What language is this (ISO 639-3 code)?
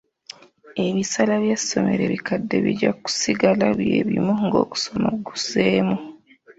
lug